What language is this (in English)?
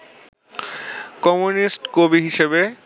Bangla